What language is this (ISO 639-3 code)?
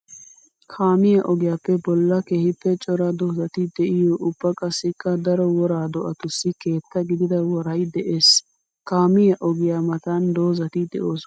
wal